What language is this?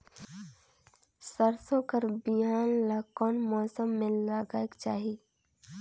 Chhattisgarhi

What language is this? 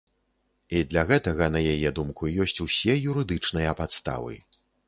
Belarusian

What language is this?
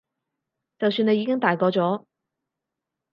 Cantonese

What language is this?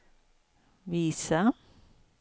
Swedish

